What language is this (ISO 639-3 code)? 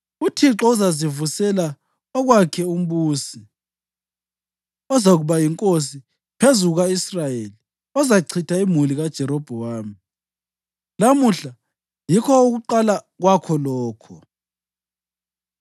nde